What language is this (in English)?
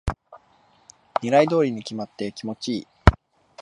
Japanese